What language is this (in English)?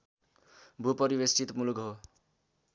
Nepali